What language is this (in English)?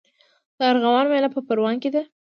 Pashto